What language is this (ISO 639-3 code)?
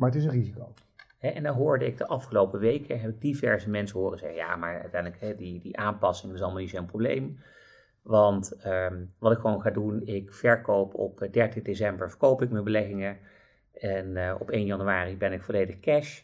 nld